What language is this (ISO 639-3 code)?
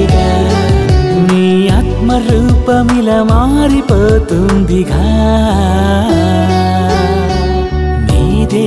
tel